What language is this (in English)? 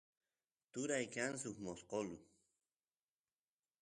Santiago del Estero Quichua